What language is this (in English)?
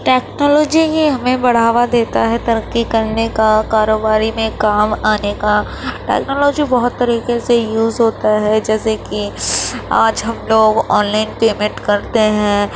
Urdu